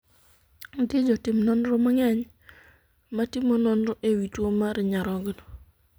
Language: Luo (Kenya and Tanzania)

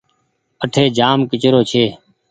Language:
Goaria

